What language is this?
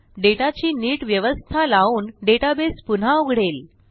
Marathi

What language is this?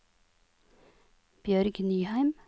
Norwegian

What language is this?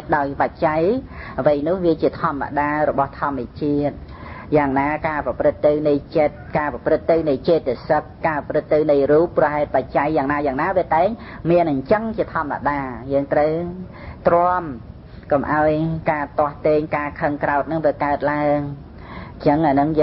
Vietnamese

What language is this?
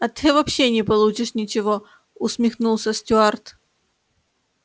Russian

